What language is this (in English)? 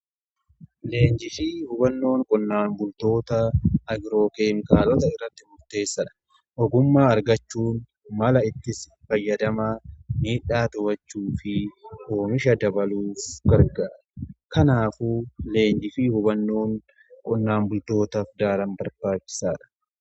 Oromo